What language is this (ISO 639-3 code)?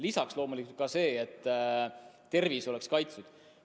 est